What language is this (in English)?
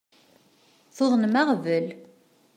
Kabyle